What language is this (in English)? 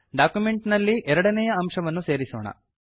Kannada